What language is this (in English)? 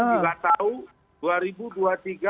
Indonesian